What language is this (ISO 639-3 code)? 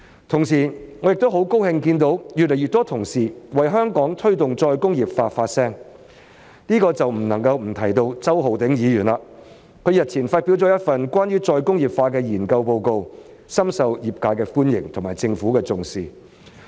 yue